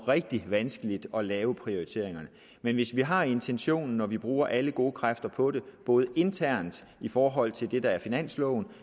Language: Danish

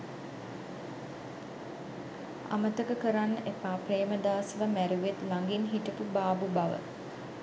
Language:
Sinhala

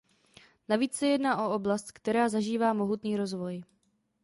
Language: Czech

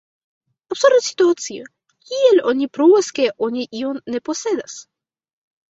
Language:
Esperanto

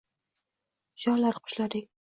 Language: Uzbek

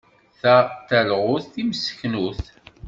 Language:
Kabyle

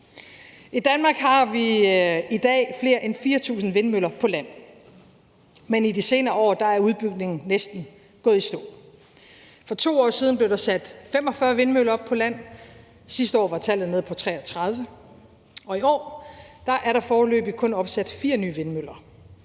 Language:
Danish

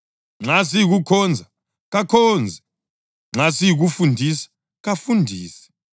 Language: North Ndebele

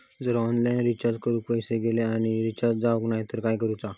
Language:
Marathi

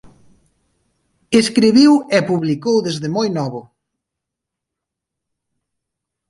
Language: Galician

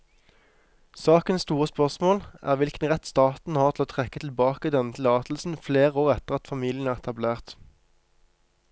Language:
Norwegian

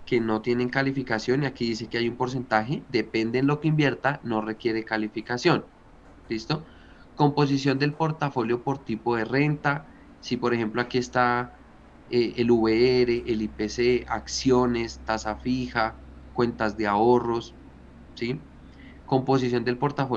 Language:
Spanish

